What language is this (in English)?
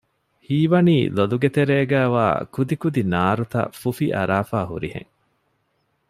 Divehi